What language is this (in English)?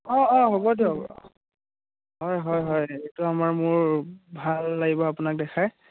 Assamese